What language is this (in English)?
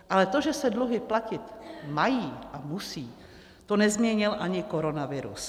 Czech